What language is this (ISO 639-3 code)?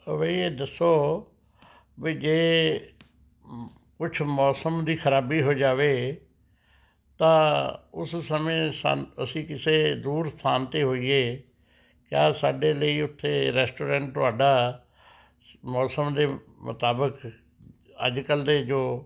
pan